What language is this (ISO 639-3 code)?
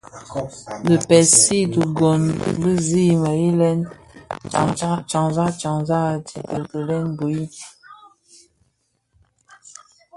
ksf